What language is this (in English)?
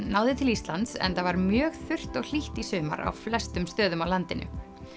Icelandic